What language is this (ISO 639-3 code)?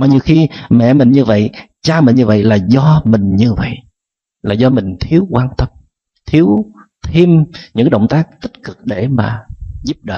vie